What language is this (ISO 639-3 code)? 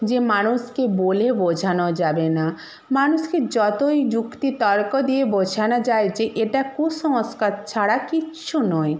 ben